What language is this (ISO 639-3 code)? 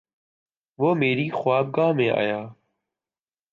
urd